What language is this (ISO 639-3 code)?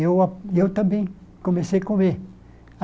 por